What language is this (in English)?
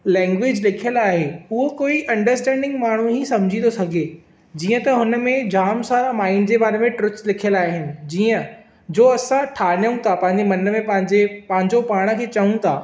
Sindhi